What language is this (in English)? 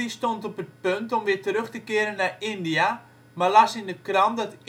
Dutch